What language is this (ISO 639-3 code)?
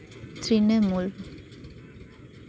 sat